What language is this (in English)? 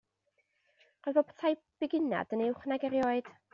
Welsh